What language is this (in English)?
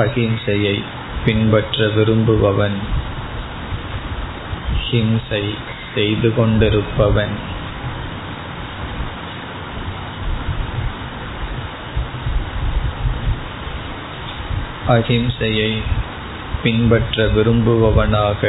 Tamil